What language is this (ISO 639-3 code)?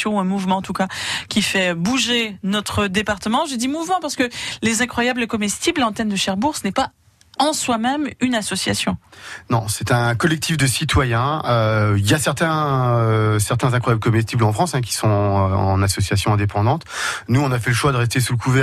fra